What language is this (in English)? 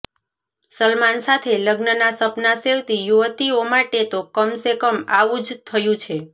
Gujarati